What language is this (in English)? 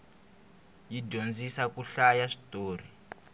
Tsonga